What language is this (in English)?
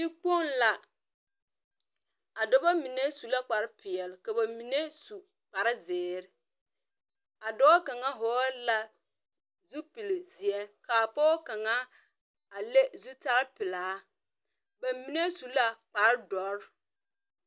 Southern Dagaare